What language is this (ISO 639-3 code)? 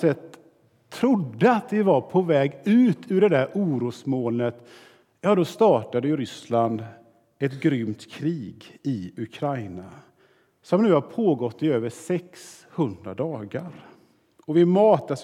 swe